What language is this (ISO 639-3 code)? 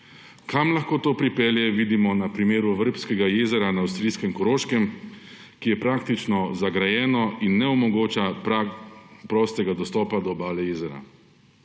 slv